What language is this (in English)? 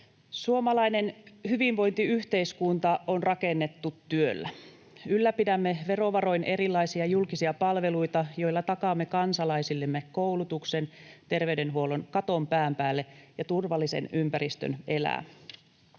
Finnish